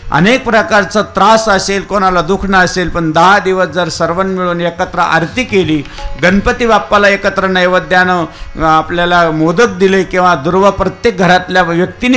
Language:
Marathi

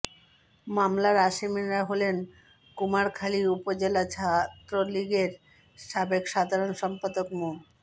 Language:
Bangla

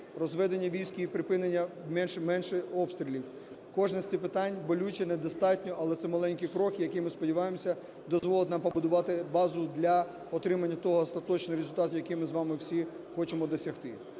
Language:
Ukrainian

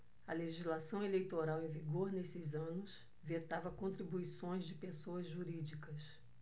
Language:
Portuguese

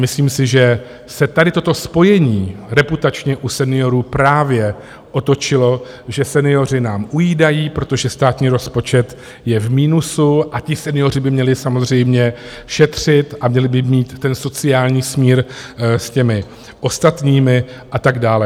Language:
Czech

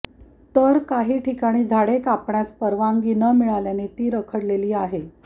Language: Marathi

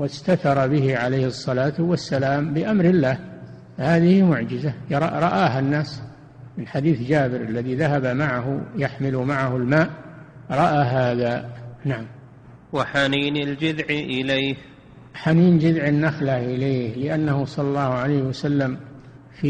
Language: Arabic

